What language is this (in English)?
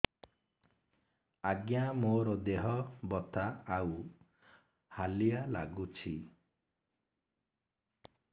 Odia